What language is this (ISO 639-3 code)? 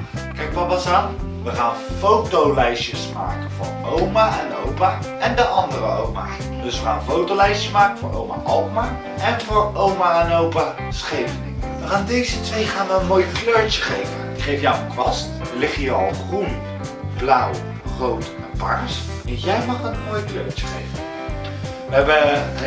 nld